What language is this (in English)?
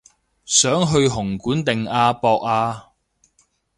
Cantonese